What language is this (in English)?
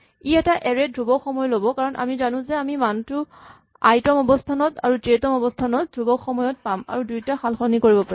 Assamese